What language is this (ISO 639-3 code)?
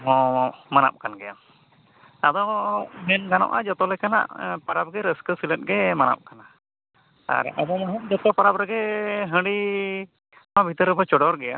sat